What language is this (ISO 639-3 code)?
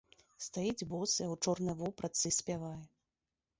bel